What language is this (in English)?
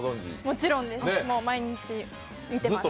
Japanese